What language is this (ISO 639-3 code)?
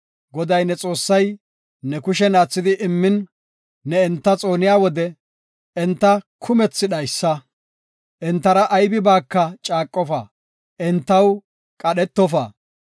gof